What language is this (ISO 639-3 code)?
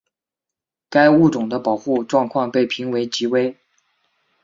zho